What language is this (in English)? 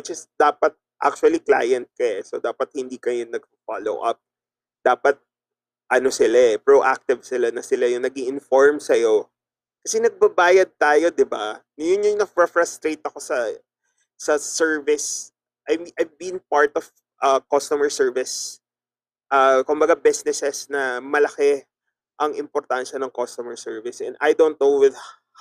Filipino